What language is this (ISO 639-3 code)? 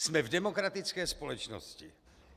ces